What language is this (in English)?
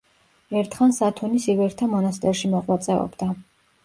Georgian